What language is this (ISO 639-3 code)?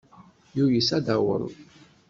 kab